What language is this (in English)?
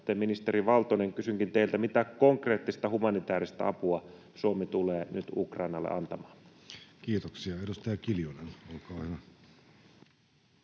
Finnish